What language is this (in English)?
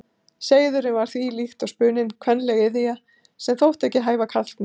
Icelandic